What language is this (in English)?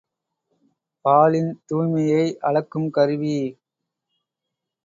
Tamil